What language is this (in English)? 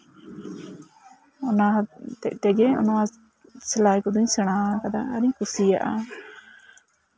Santali